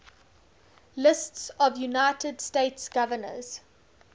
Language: English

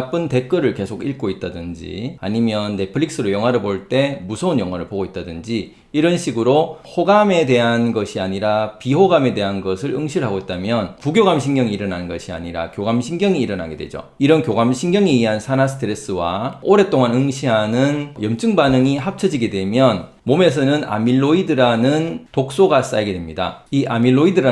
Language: Korean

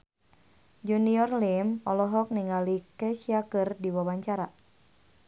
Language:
Sundanese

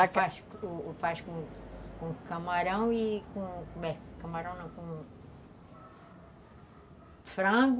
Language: Portuguese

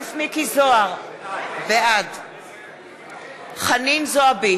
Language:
Hebrew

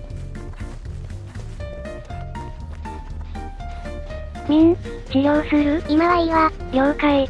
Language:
Japanese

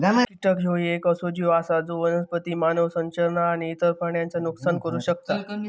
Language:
Marathi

